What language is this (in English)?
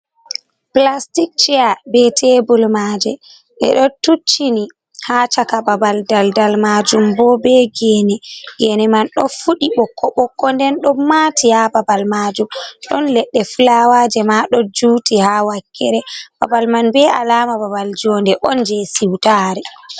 Fula